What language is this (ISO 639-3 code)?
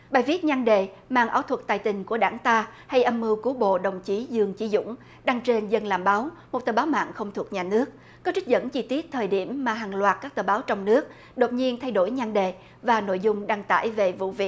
vie